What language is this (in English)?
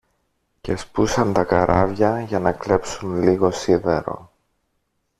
Greek